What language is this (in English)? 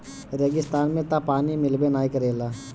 Bhojpuri